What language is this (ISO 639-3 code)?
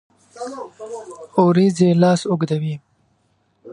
pus